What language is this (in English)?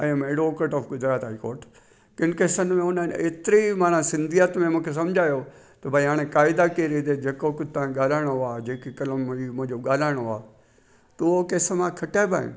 Sindhi